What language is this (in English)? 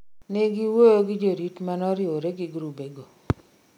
Luo (Kenya and Tanzania)